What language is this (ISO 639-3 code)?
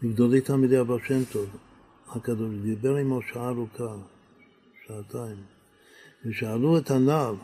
heb